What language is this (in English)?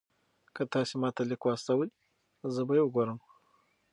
Pashto